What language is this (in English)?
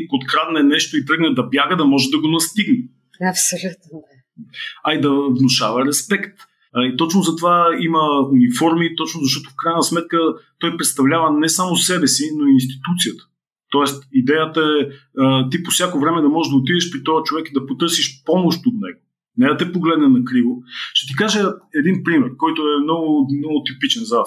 Bulgarian